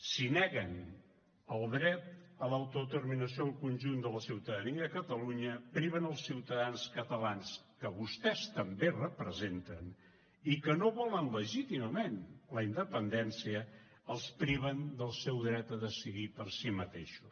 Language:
Catalan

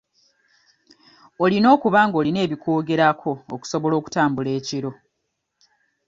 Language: Ganda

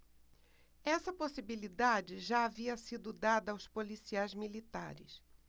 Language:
Portuguese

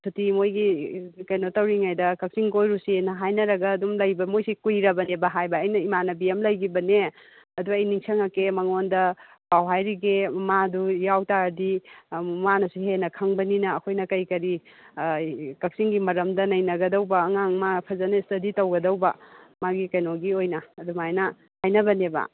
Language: Manipuri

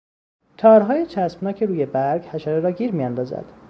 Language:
Persian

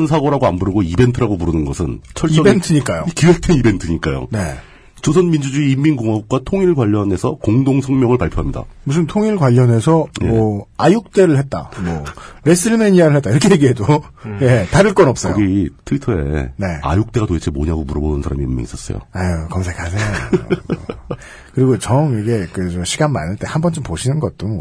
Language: Korean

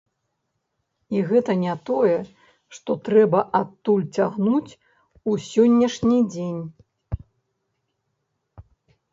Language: Belarusian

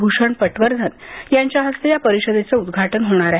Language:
Marathi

